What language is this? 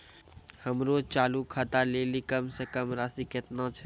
Maithili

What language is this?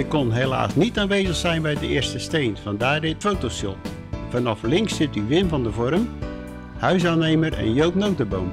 Dutch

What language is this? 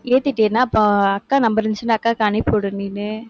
Tamil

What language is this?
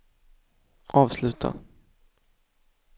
Swedish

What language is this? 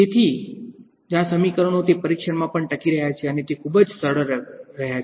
Gujarati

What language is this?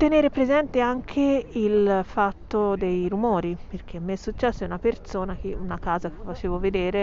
Italian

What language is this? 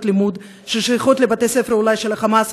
Hebrew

